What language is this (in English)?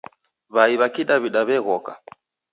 Taita